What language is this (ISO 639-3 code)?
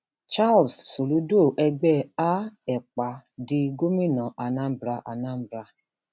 yor